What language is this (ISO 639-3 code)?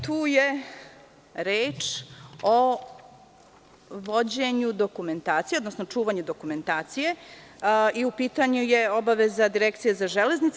srp